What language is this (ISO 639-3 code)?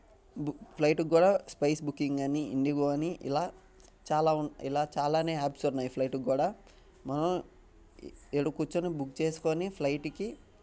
tel